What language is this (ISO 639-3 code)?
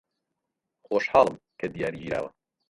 ckb